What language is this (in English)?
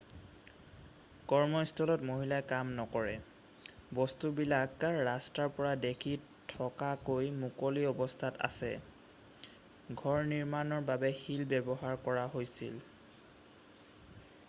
Assamese